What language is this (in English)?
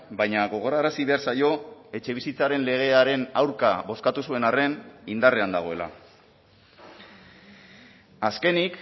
Basque